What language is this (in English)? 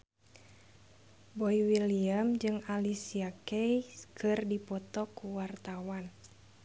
Sundanese